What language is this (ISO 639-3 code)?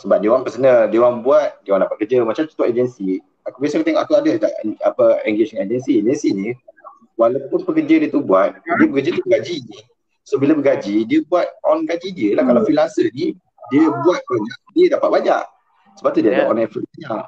msa